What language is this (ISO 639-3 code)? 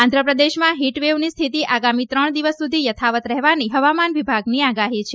guj